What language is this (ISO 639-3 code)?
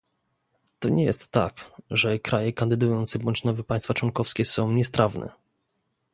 pol